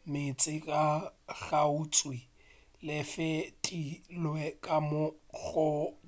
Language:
Northern Sotho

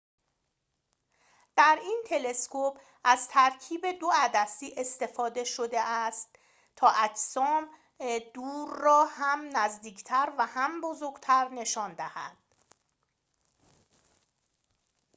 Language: Persian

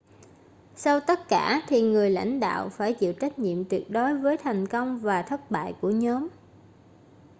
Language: Vietnamese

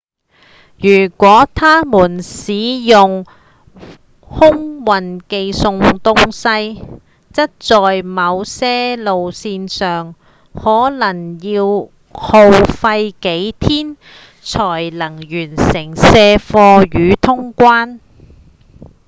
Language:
Cantonese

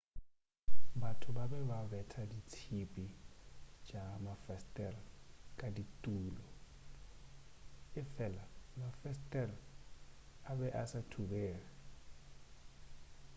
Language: Northern Sotho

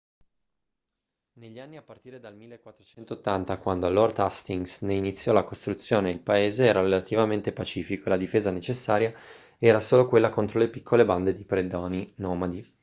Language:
Italian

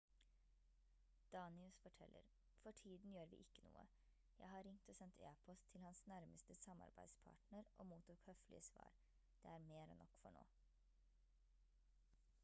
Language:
Norwegian Bokmål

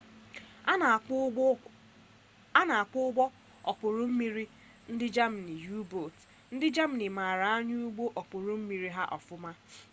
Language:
Igbo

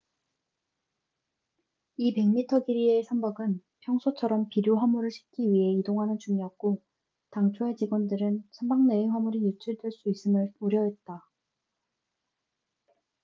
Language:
Korean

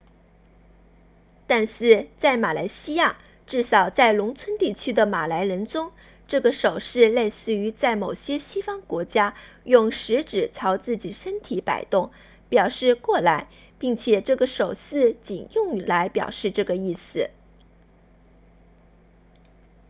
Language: Chinese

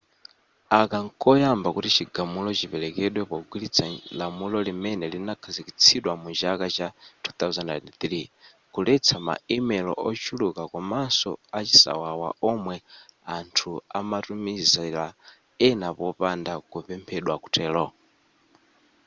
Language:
Nyanja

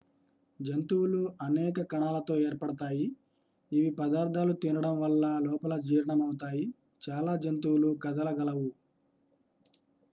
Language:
Telugu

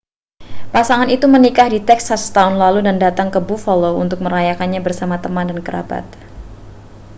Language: Indonesian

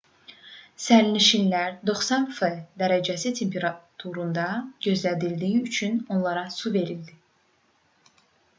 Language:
Azerbaijani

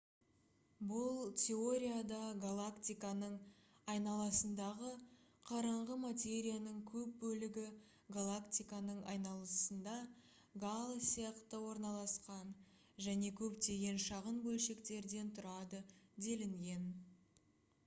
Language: Kazakh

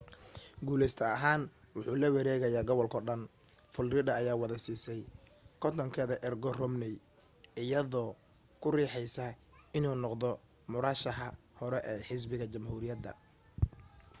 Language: Somali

